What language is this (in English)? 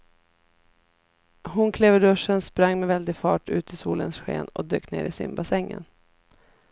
Swedish